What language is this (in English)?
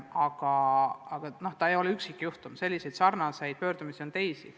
Estonian